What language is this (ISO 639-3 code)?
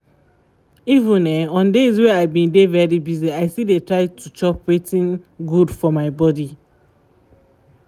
pcm